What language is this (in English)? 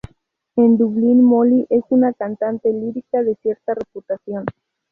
Spanish